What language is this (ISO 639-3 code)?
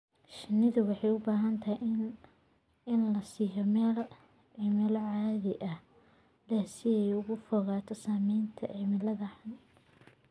som